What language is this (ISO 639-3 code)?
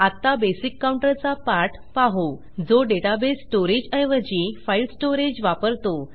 mar